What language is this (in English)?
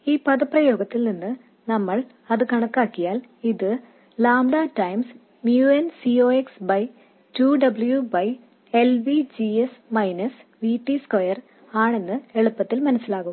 Malayalam